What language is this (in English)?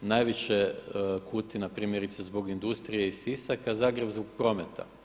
Croatian